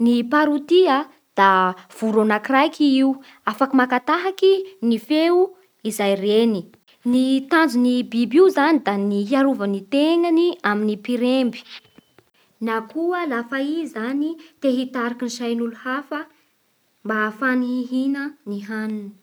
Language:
Bara Malagasy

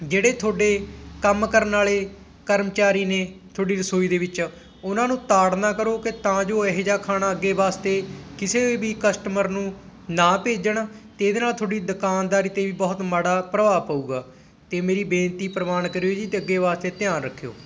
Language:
Punjabi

